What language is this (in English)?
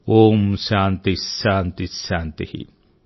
Telugu